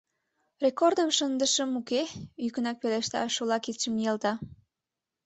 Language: Mari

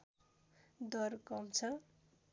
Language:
Nepali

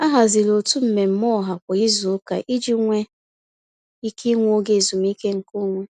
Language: Igbo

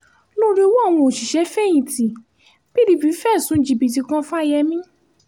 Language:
Yoruba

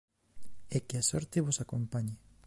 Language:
Galician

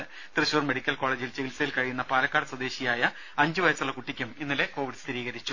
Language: Malayalam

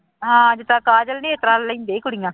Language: Punjabi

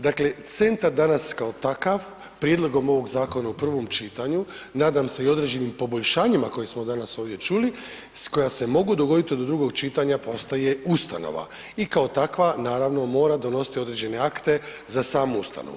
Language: Croatian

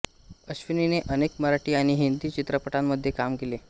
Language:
Marathi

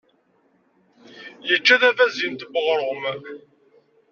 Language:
Kabyle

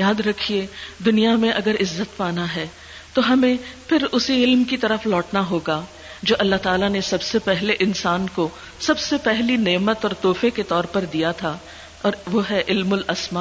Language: Urdu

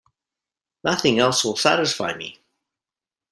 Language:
English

